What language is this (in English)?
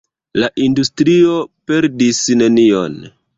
Esperanto